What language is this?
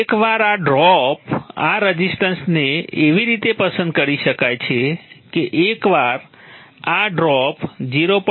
Gujarati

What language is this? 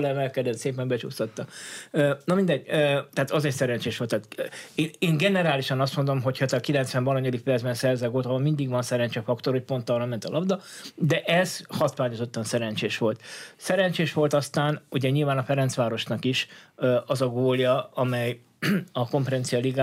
Hungarian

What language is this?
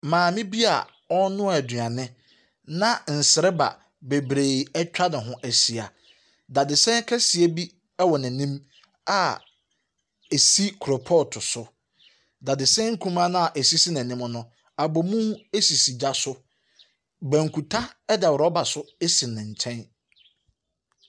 Akan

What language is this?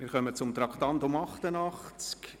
Swiss German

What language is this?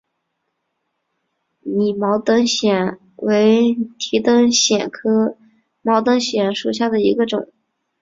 Chinese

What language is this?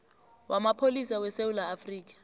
South Ndebele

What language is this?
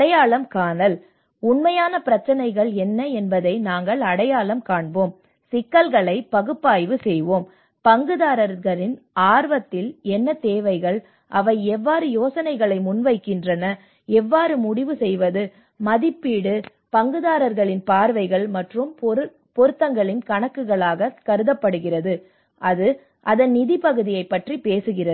Tamil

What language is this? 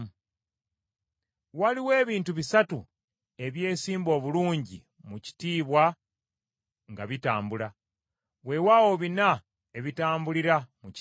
Ganda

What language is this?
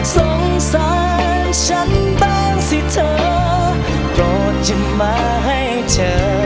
Thai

